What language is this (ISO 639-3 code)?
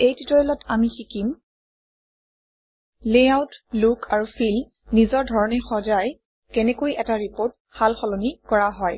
asm